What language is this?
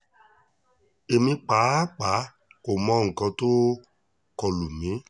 Yoruba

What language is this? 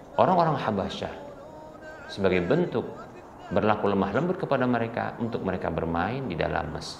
Indonesian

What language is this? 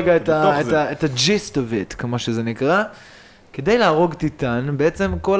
Hebrew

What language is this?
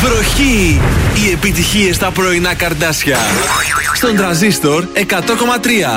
Greek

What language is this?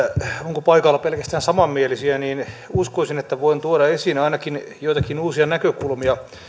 Finnish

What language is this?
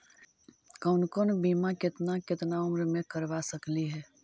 Magahi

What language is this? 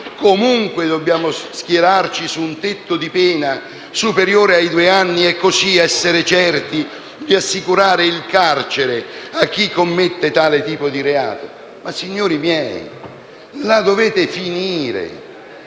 Italian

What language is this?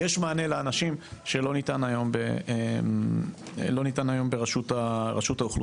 Hebrew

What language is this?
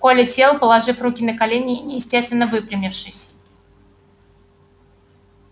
Russian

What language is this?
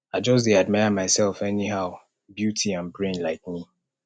Nigerian Pidgin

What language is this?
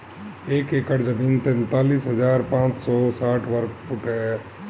Bhojpuri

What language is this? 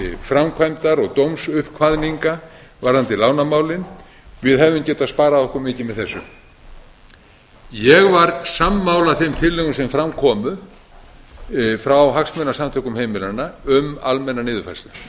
Icelandic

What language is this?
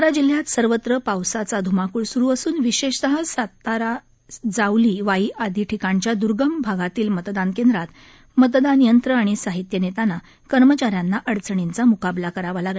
Marathi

